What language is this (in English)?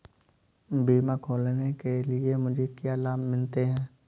Hindi